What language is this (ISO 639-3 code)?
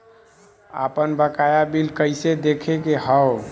bho